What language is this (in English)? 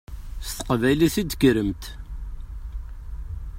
Kabyle